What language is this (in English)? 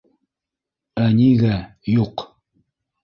Bashkir